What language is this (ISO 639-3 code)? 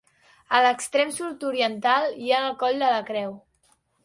cat